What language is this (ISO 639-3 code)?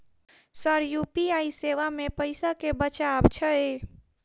mai